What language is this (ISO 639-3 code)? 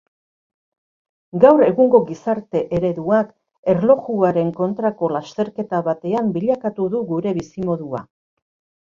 eus